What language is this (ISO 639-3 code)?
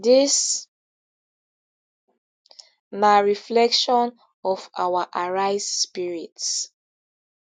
pcm